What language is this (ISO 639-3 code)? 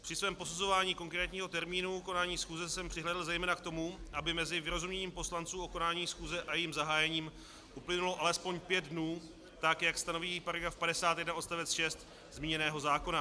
ces